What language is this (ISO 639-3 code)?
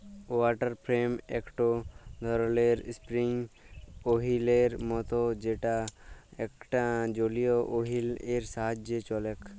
ben